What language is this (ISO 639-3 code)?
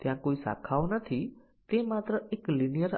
guj